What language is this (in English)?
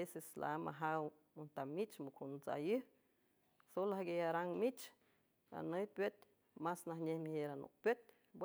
San Francisco Del Mar Huave